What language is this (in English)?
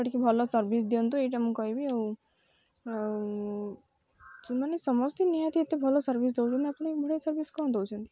Odia